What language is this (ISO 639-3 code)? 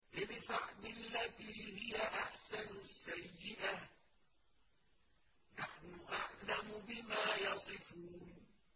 ara